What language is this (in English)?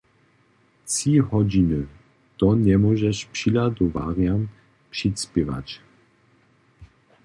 Upper Sorbian